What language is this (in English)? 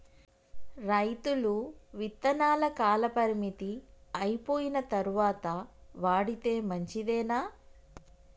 Telugu